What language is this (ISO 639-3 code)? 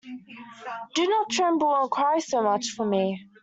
eng